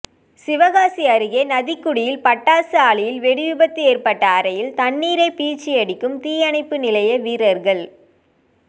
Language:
Tamil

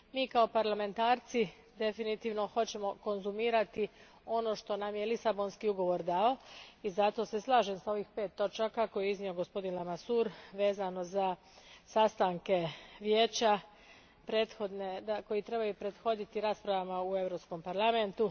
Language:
Croatian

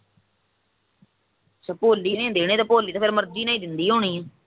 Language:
Punjabi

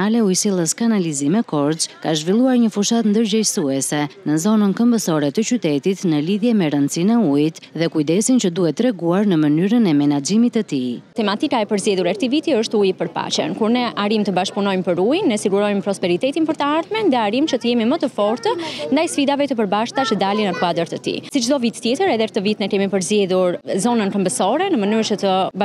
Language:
Romanian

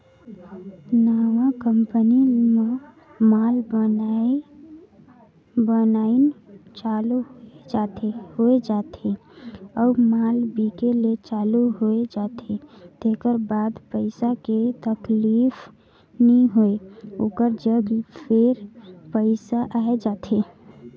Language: Chhattisgarhi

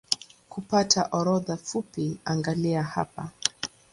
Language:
Swahili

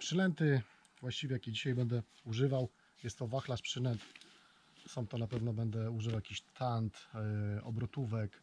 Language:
Polish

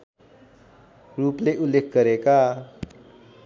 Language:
Nepali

